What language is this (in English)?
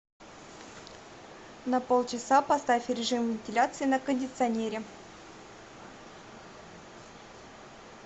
Russian